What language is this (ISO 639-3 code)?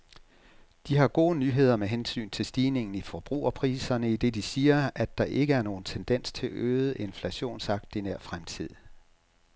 dan